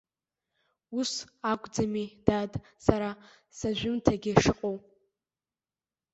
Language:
Abkhazian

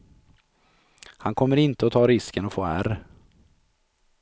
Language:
Swedish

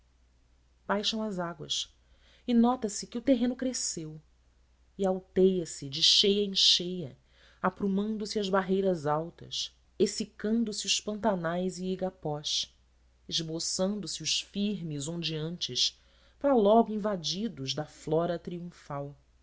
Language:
Portuguese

